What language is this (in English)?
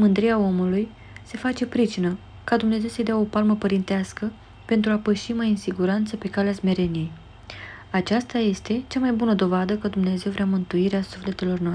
Romanian